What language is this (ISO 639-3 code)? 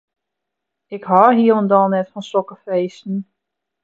fry